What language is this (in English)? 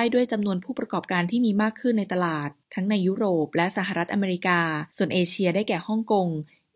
Thai